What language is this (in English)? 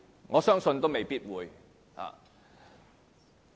Cantonese